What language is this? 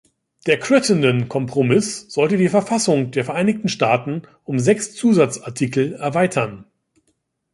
German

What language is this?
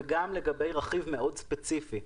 Hebrew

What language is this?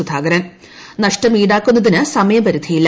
Malayalam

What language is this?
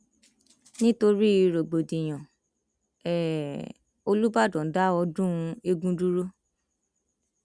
Yoruba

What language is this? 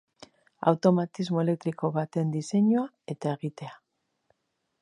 Basque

